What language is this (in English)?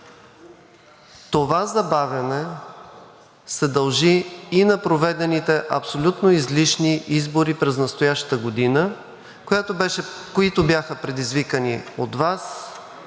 Bulgarian